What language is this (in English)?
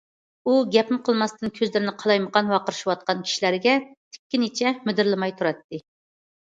Uyghur